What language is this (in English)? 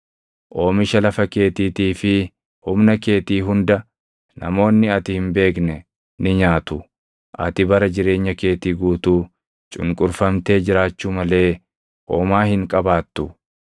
Oromo